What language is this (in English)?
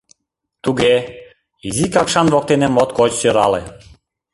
Mari